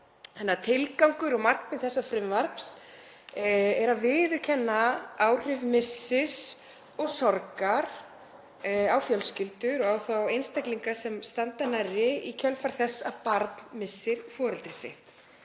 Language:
Icelandic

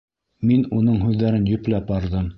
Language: Bashkir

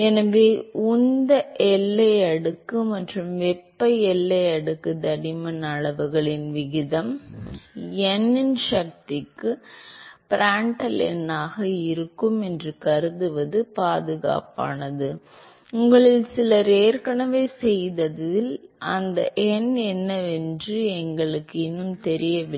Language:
Tamil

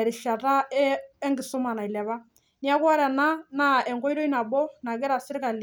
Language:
Masai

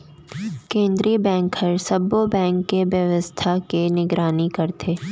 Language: Chhattisgarhi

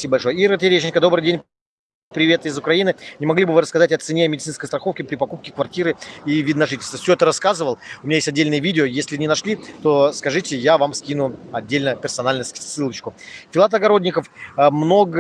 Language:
Russian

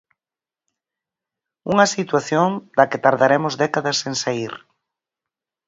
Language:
Galician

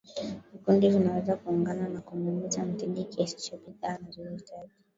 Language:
Swahili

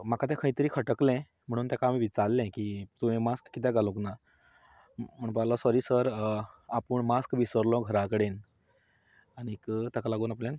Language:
Konkani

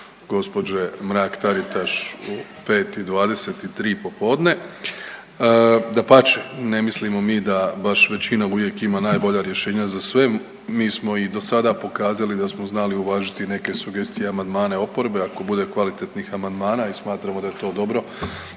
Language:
Croatian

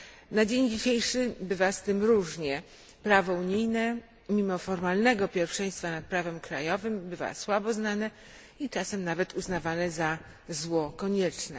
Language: Polish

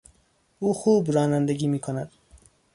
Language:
Persian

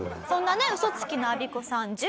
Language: Japanese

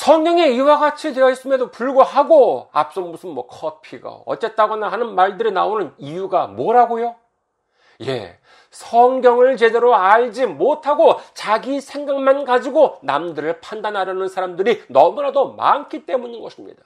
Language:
Korean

